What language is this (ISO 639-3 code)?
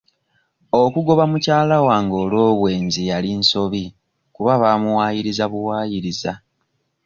lug